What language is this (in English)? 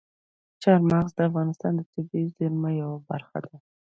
Pashto